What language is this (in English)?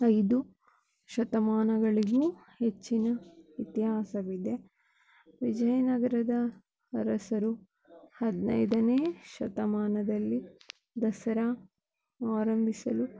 Kannada